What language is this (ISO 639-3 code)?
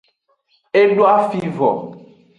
ajg